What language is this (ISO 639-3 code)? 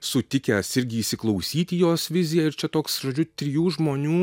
lit